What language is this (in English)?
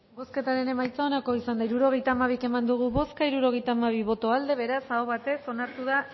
Basque